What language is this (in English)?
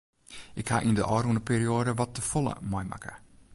Western Frisian